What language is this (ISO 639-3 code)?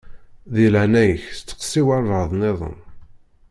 kab